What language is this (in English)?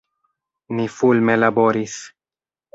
Esperanto